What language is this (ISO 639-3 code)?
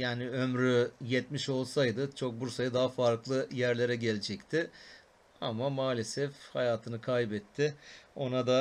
tur